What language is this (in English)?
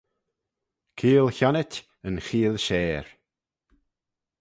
Manx